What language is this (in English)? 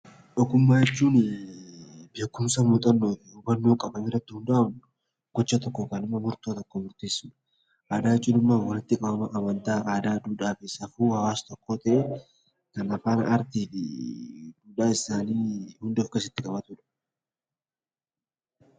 Oromo